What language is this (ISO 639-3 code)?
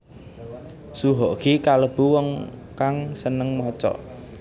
jav